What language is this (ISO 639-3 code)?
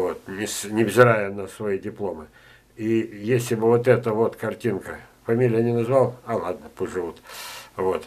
rus